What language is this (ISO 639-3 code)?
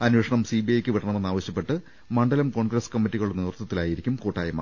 mal